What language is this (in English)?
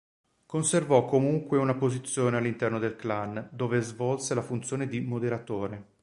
Italian